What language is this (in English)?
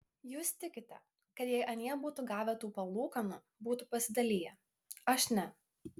Lithuanian